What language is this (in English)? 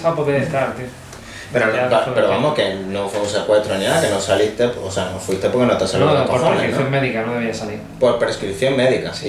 Spanish